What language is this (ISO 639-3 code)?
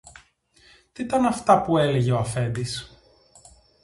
ell